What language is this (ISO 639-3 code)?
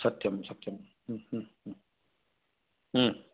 san